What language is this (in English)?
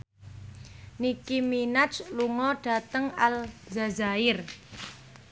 Javanese